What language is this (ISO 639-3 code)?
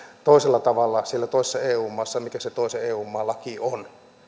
fin